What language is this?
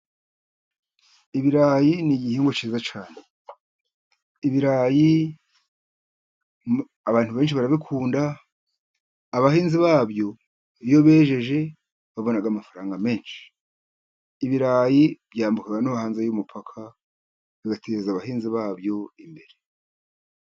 Kinyarwanda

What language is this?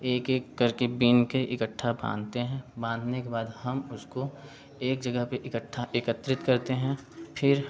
Hindi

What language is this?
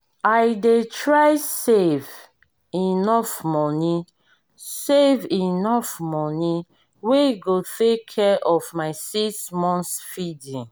Nigerian Pidgin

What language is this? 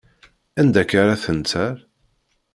Kabyle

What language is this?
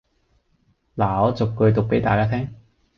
Cantonese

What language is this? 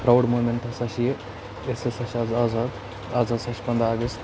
Kashmiri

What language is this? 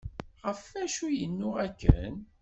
Kabyle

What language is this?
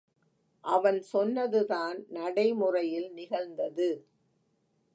Tamil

